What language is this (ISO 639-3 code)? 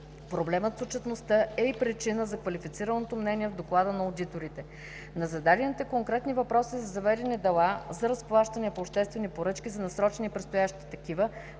bul